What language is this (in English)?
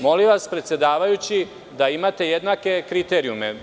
Serbian